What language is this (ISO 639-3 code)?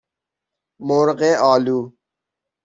fas